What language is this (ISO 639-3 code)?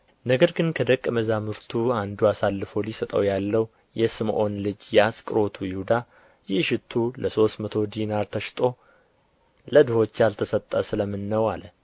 amh